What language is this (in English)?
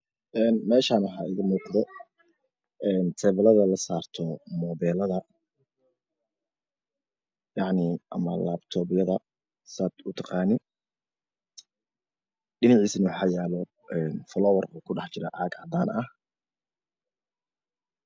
Somali